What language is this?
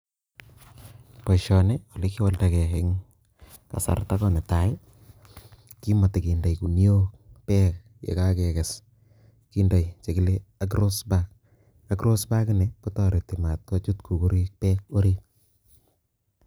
Kalenjin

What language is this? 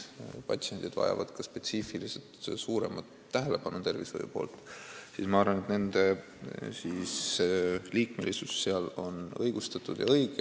Estonian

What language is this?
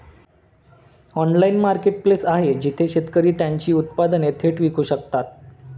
Marathi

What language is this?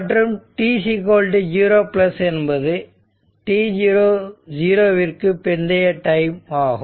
Tamil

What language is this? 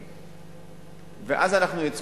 Hebrew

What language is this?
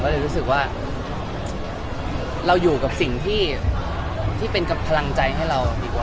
Thai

